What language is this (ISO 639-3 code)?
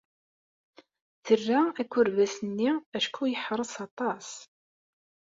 kab